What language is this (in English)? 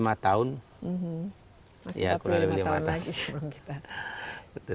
Indonesian